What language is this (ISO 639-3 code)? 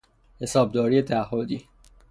fas